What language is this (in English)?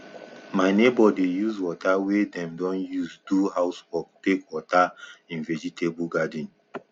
Nigerian Pidgin